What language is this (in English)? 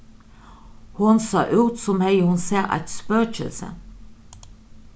Faroese